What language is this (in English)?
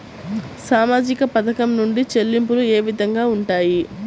Telugu